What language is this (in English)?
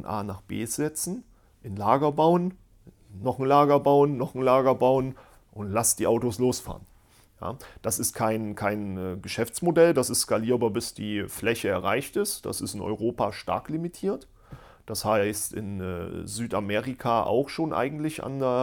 German